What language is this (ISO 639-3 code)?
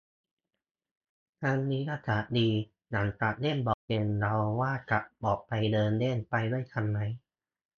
tha